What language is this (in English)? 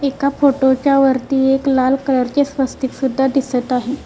Marathi